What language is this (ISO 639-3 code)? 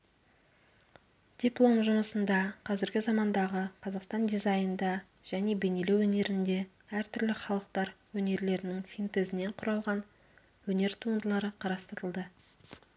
kaz